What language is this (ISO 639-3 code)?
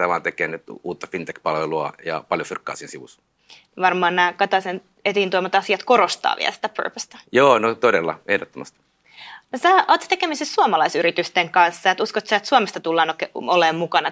fin